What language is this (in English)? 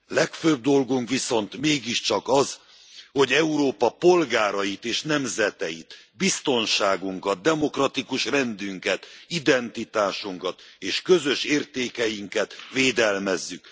Hungarian